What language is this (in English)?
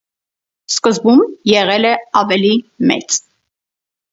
Armenian